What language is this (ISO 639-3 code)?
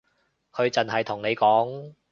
yue